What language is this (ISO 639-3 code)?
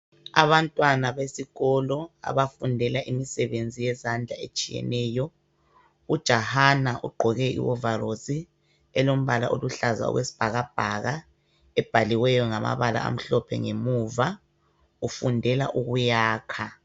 nde